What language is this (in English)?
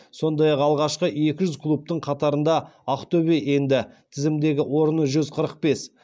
Kazakh